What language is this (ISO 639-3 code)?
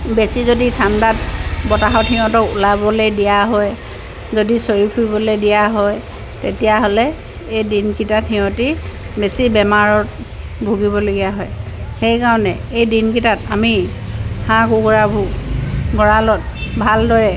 asm